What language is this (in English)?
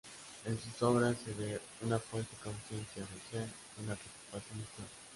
Spanish